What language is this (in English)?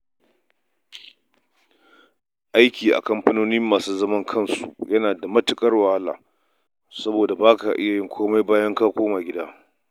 Hausa